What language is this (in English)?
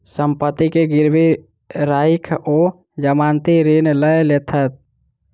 Maithili